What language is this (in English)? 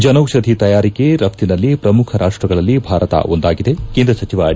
Kannada